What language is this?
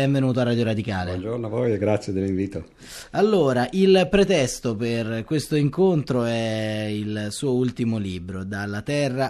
Italian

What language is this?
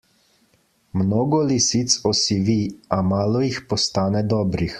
Slovenian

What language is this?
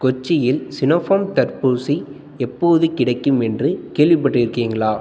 Tamil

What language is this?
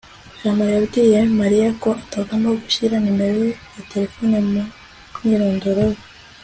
Kinyarwanda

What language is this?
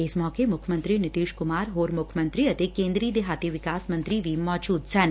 Punjabi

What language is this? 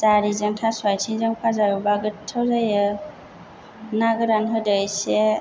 Bodo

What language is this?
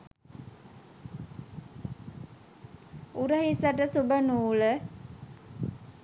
Sinhala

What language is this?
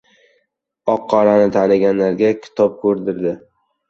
Uzbek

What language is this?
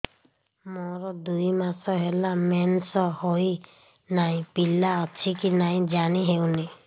Odia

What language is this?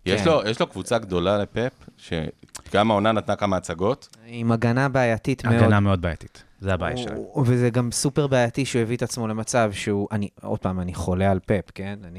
Hebrew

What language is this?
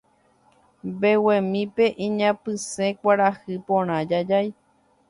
Guarani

